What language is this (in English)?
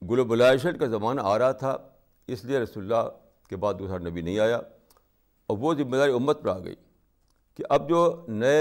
Urdu